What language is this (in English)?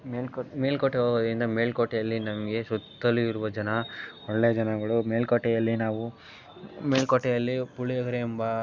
Kannada